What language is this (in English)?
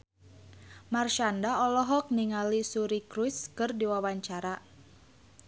Sundanese